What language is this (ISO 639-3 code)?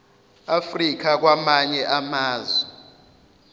zul